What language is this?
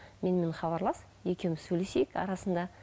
Kazakh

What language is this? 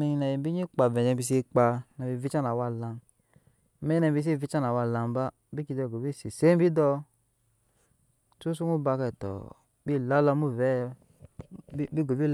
Nyankpa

